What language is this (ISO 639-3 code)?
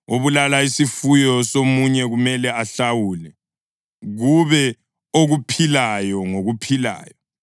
nde